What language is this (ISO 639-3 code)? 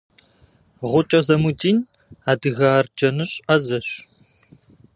kbd